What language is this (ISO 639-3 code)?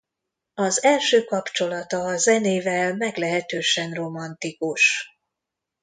hun